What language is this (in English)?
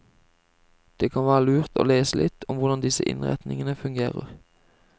Norwegian